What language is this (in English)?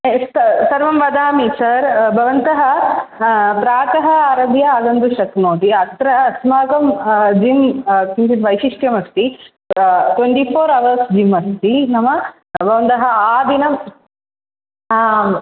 Sanskrit